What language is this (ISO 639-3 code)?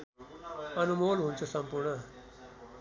nep